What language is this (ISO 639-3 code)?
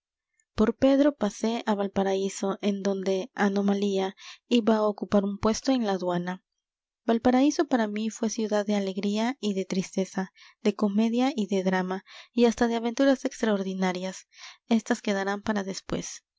spa